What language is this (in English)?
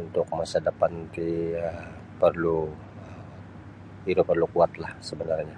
Sabah Bisaya